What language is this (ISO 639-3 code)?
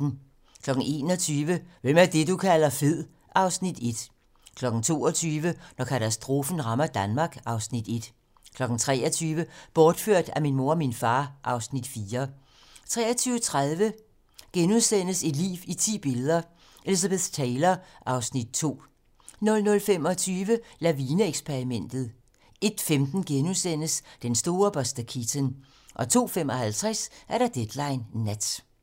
dan